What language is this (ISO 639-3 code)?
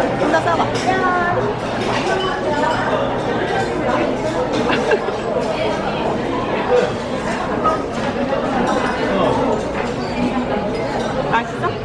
kor